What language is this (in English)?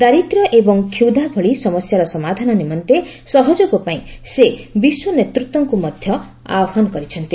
Odia